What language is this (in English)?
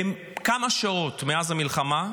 Hebrew